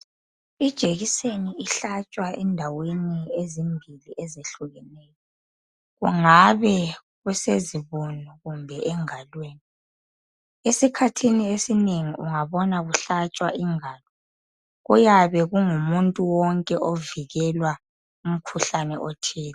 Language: North Ndebele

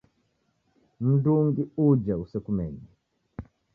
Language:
Taita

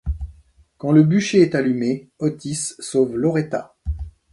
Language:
French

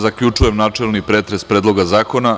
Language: Serbian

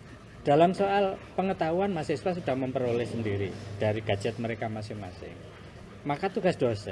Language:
Indonesian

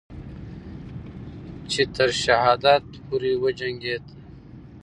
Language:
Pashto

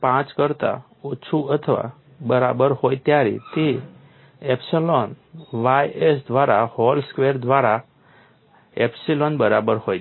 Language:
Gujarati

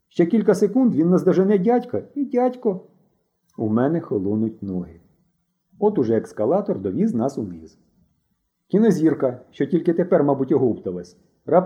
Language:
Ukrainian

